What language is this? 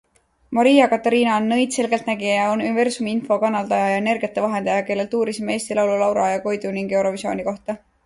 Estonian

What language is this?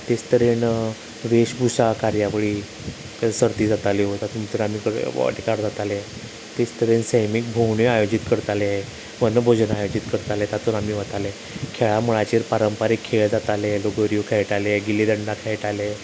Konkani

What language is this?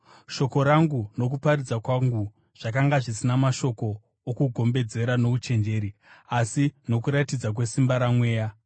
Shona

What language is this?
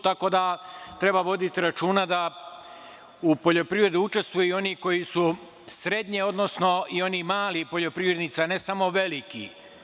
Serbian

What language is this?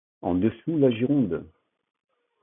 French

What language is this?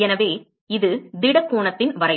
Tamil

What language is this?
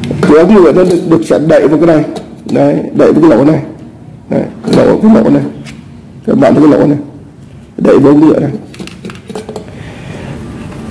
Vietnamese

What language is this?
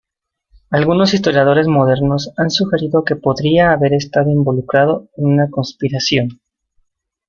Spanish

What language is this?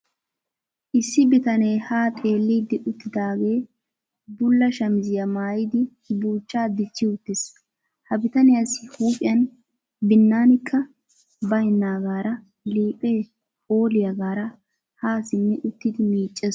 Wolaytta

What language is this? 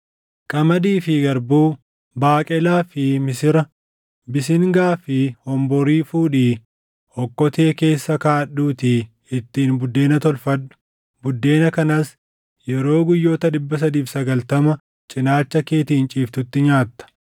Oromo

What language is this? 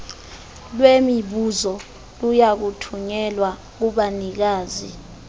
Xhosa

